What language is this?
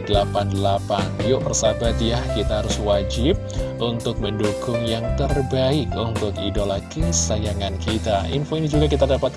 Indonesian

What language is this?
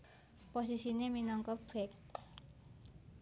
Javanese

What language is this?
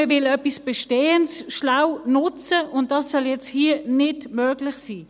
Swiss German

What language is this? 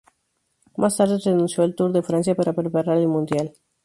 Spanish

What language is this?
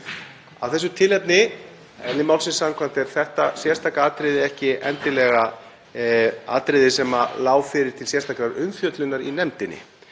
Icelandic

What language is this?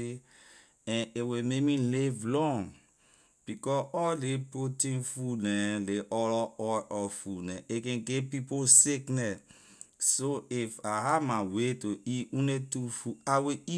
Liberian English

